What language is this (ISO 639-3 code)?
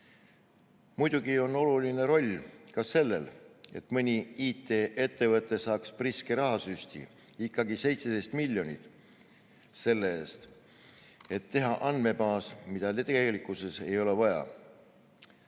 est